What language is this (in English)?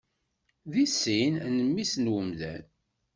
Kabyle